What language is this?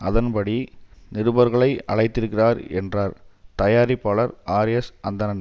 Tamil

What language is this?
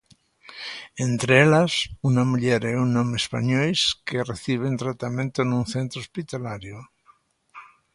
Galician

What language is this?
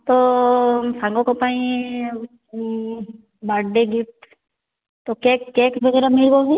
Odia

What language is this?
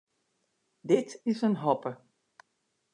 Western Frisian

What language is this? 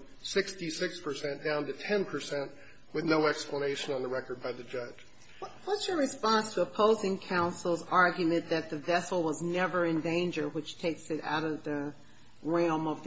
English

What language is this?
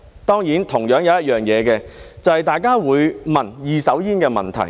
Cantonese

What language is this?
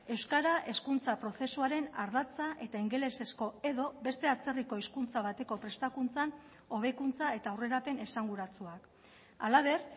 Basque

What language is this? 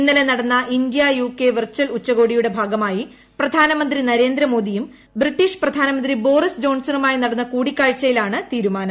Malayalam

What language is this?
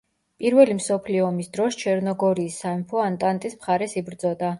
Georgian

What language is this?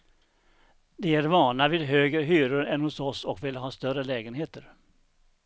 Swedish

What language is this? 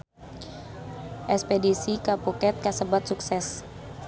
Sundanese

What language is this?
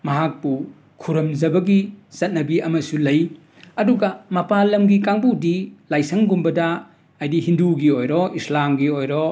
Manipuri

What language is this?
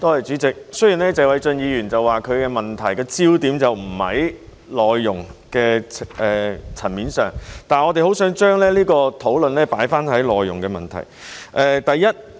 Cantonese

